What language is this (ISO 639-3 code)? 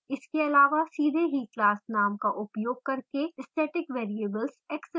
hin